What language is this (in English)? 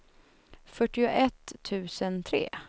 Swedish